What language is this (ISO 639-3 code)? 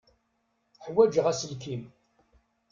kab